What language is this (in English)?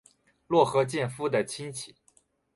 Chinese